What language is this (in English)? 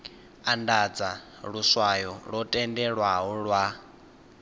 Venda